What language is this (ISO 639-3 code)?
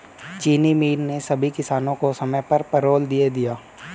hin